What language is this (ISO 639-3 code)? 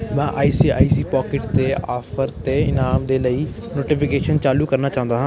pan